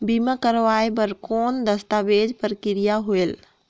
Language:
Chhattisgarhi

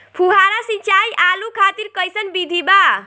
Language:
Bhojpuri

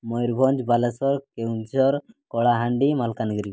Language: Odia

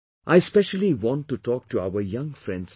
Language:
English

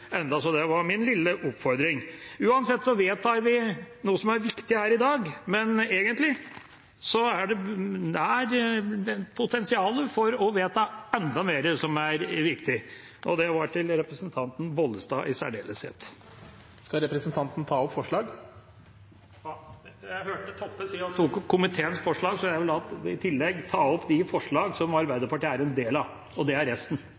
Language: Norwegian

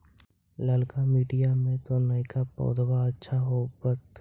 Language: Magahi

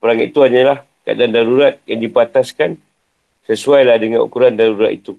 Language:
Malay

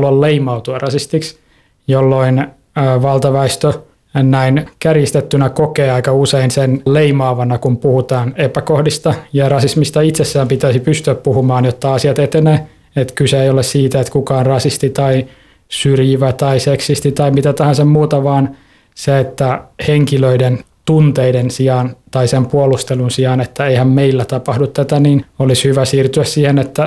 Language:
Finnish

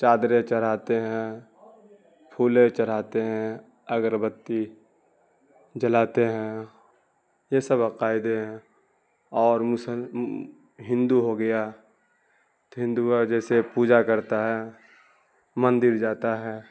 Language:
Urdu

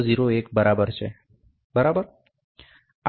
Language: Gujarati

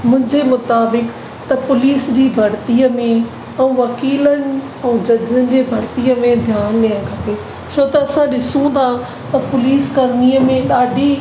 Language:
Sindhi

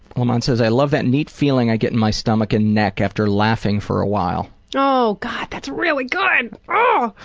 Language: English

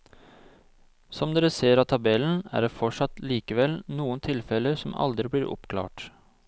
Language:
Norwegian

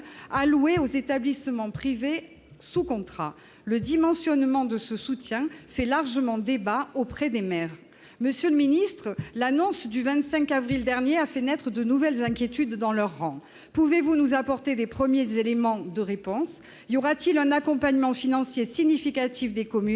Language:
French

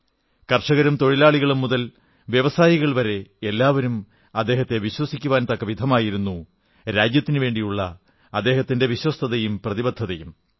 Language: Malayalam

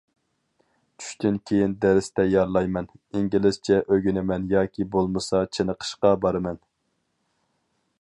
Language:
Uyghur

